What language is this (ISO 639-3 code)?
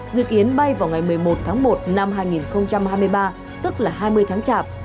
vie